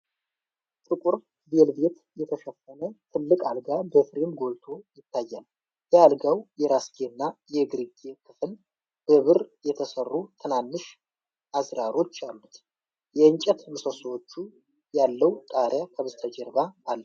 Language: Amharic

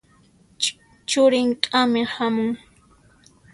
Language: Puno Quechua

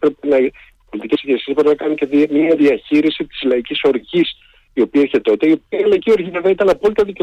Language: Greek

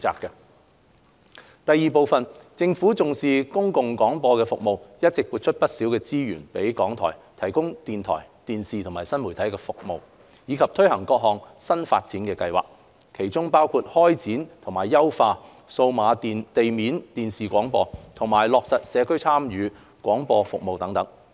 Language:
Cantonese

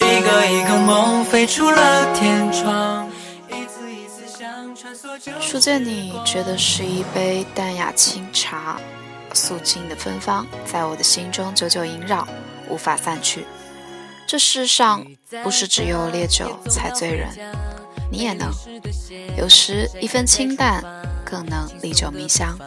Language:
Chinese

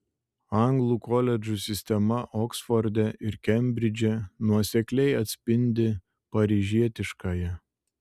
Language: Lithuanian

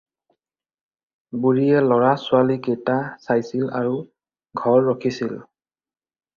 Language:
Assamese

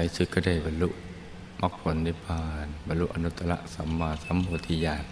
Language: Thai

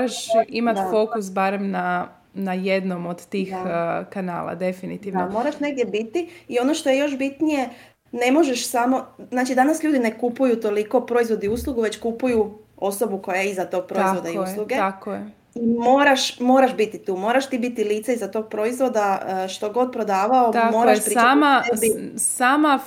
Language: Croatian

